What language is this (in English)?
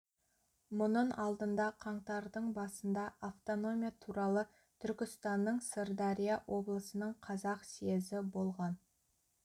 Kazakh